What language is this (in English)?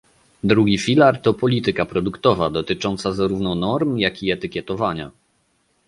Polish